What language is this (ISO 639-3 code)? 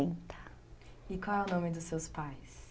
por